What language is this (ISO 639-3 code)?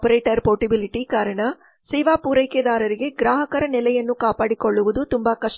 kan